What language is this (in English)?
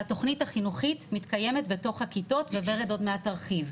Hebrew